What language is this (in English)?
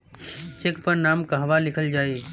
Bhojpuri